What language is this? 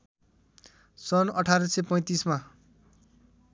Nepali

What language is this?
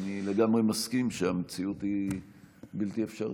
Hebrew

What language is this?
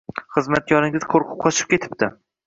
Uzbek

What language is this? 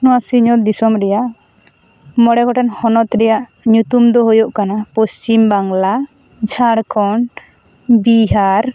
Santali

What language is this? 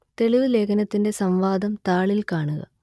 Malayalam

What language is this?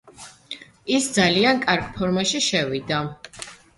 Georgian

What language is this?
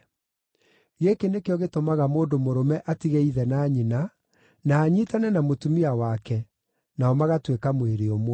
Kikuyu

